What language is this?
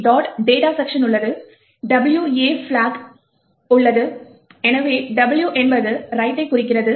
Tamil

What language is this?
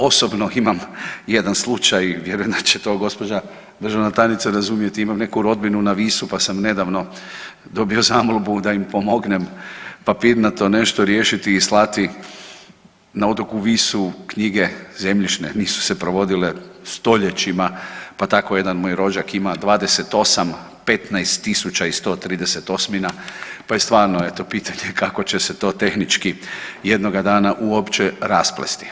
Croatian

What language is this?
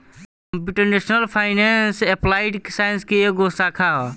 Bhojpuri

